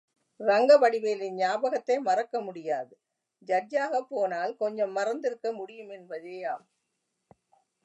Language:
Tamil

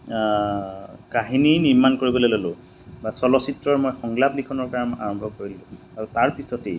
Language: Assamese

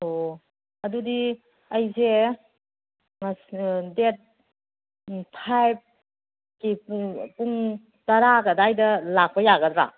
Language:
Manipuri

